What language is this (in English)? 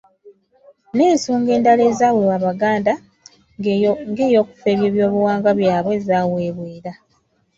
Ganda